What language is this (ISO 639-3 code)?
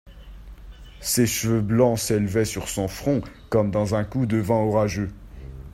fra